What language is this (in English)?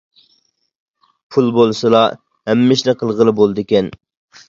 Uyghur